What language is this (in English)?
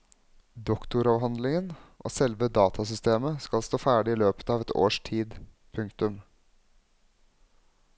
Norwegian